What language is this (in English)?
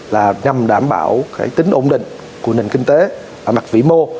Vietnamese